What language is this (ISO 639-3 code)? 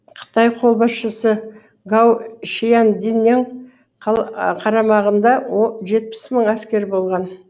kaz